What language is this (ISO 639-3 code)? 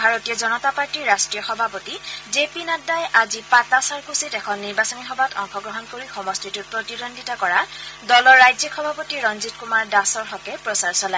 asm